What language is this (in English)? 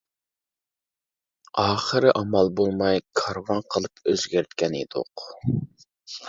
Uyghur